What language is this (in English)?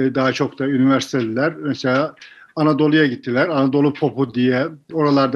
Turkish